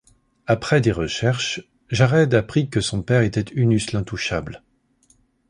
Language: French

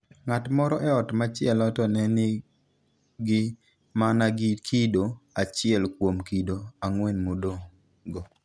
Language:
Luo (Kenya and Tanzania)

